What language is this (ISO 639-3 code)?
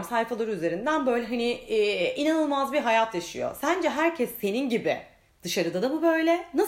tur